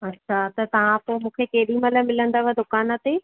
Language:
Sindhi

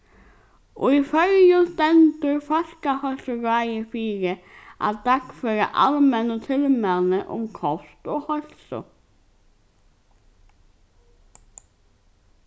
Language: Faroese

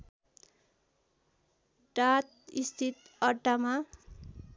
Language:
Nepali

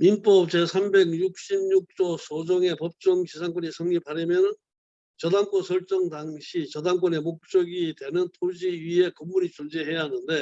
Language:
Korean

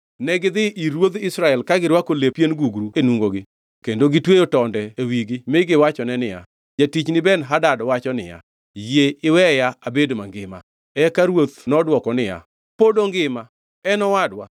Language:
Luo (Kenya and Tanzania)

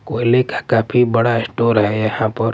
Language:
Hindi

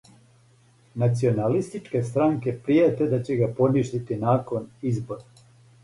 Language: Serbian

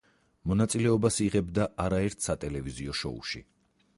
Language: Georgian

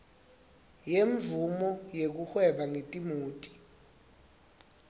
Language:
Swati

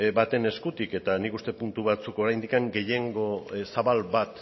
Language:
Basque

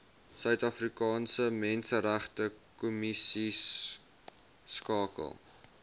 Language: Afrikaans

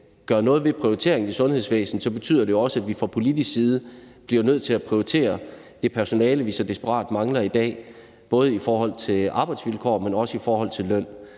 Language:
Danish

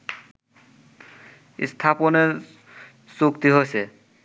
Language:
Bangla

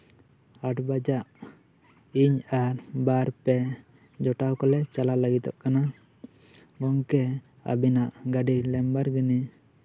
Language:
Santali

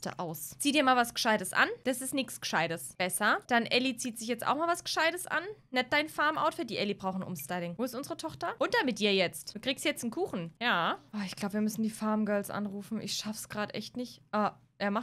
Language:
German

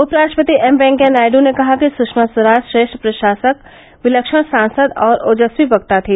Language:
Hindi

